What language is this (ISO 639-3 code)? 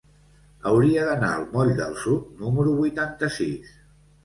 cat